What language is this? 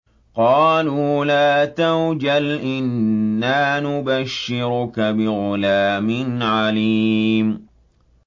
Arabic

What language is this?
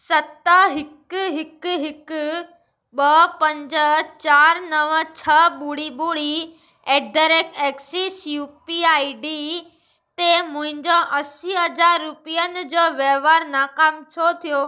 Sindhi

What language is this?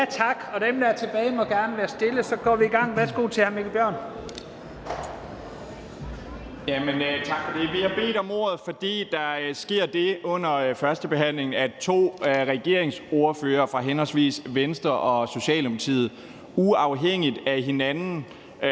Danish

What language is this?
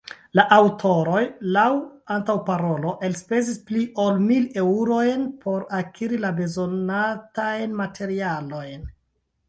Esperanto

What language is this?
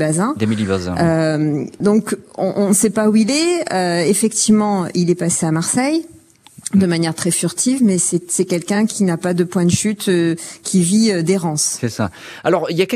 French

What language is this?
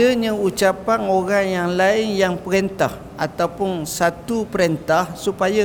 Malay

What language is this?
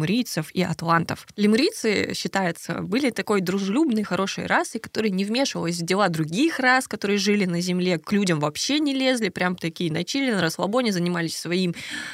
Russian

